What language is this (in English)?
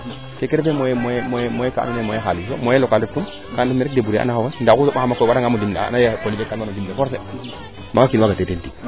Serer